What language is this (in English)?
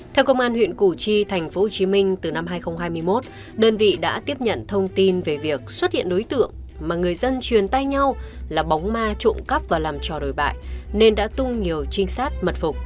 Vietnamese